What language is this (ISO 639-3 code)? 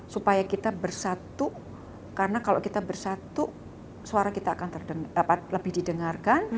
ind